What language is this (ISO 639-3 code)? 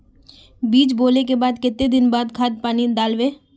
mag